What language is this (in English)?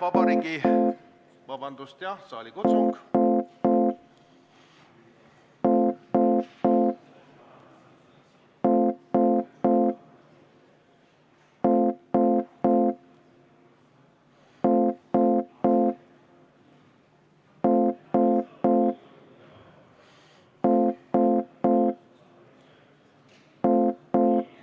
Estonian